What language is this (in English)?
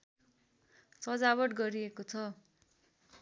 Nepali